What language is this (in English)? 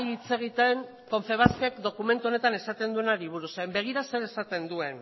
Basque